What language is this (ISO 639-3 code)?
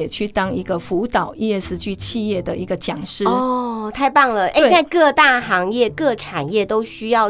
zho